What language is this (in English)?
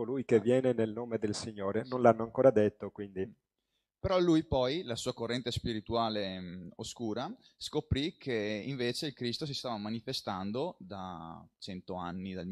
Italian